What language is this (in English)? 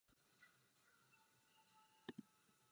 Czech